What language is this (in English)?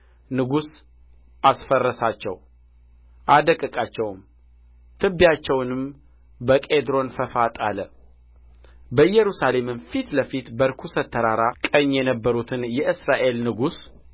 Amharic